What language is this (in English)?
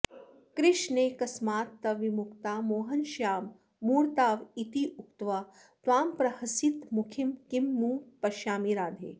Sanskrit